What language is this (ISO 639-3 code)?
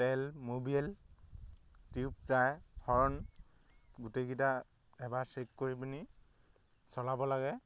asm